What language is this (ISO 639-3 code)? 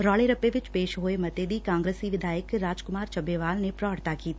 pan